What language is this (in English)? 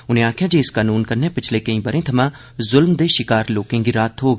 Dogri